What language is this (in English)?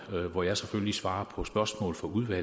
Danish